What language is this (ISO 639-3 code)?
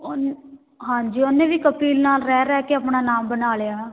pan